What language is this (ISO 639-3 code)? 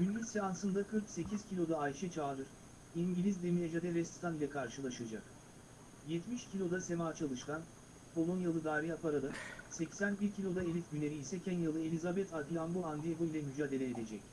tur